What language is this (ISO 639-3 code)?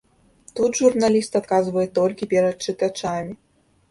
bel